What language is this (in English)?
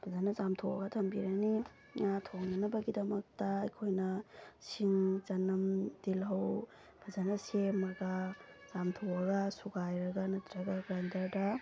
Manipuri